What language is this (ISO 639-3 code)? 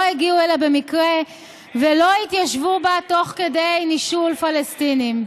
heb